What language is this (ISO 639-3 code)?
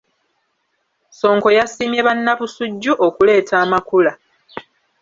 lug